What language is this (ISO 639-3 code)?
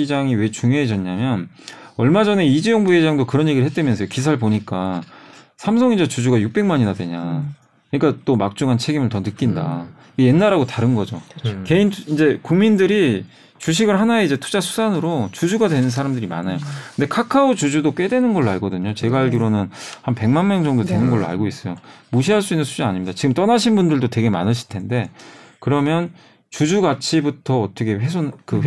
kor